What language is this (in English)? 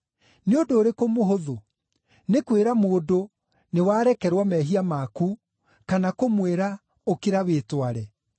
Kikuyu